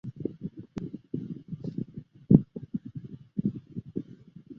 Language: Chinese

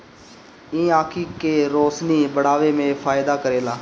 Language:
Bhojpuri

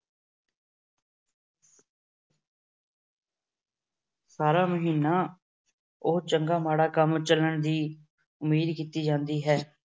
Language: Punjabi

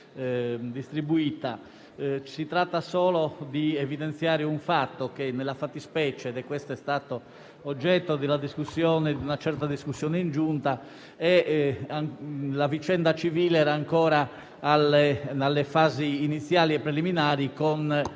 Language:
Italian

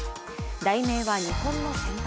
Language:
Japanese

